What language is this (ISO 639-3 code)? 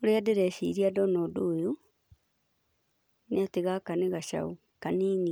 kik